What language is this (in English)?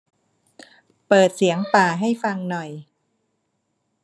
Thai